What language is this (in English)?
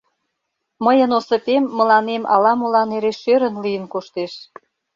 Mari